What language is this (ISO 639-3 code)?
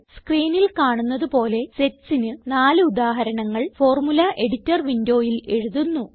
mal